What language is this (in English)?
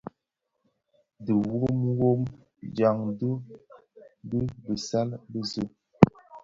Bafia